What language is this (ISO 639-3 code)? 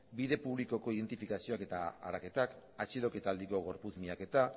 eus